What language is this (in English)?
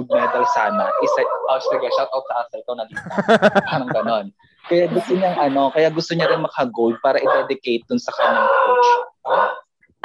Filipino